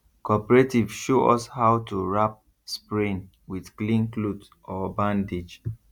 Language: Nigerian Pidgin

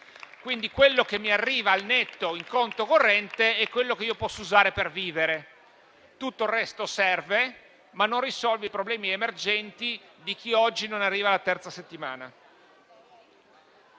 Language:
Italian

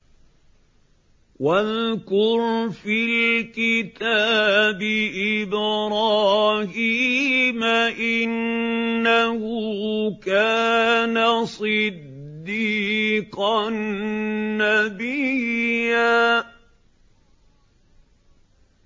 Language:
Arabic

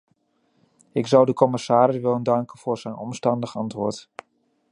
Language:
Dutch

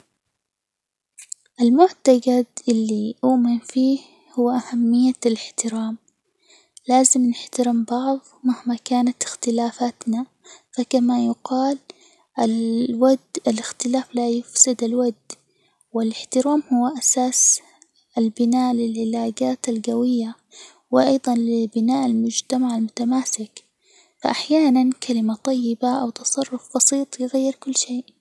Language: Hijazi Arabic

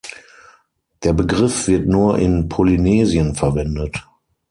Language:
German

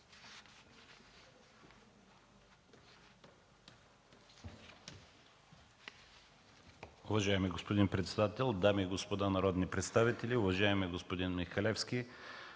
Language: Bulgarian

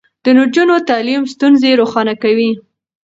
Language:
Pashto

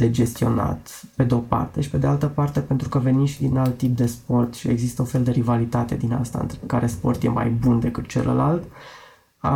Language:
Romanian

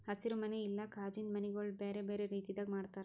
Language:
Kannada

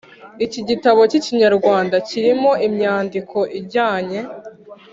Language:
Kinyarwanda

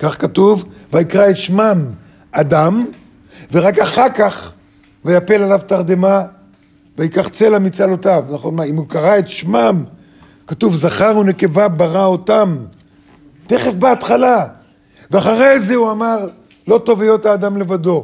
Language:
Hebrew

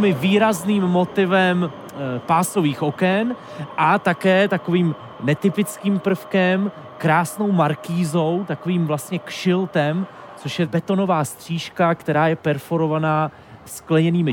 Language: Czech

